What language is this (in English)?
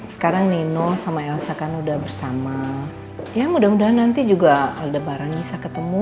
Indonesian